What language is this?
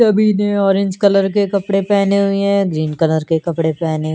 Hindi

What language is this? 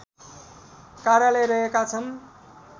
Nepali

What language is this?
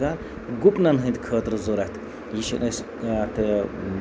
Kashmiri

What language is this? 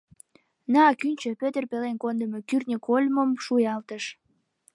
Mari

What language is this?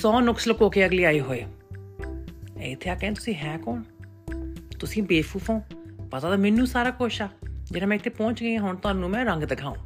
Punjabi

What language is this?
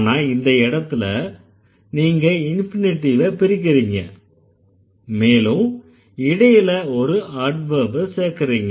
Tamil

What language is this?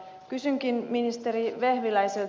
Finnish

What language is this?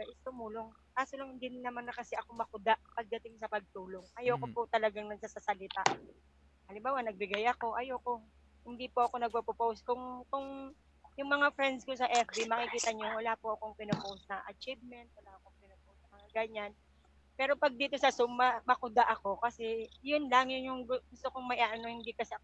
Filipino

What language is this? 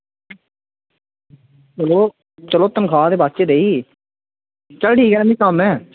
Dogri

